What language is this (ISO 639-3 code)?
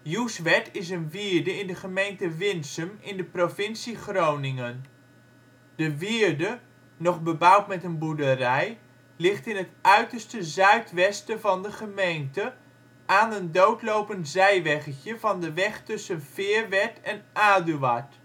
nld